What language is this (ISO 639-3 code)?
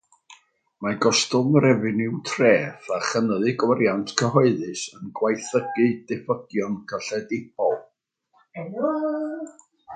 cym